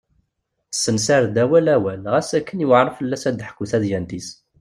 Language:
Kabyle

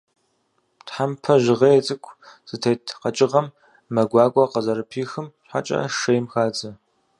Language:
Kabardian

